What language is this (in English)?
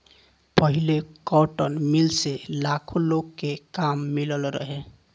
Bhojpuri